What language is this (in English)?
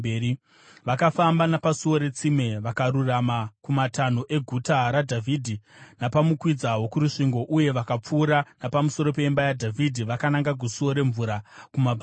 Shona